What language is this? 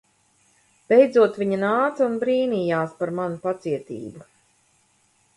Latvian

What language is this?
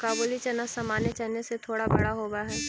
Magahi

